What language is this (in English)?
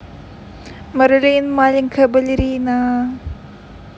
Russian